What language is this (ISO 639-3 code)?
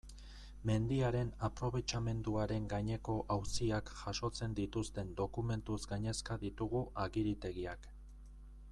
eus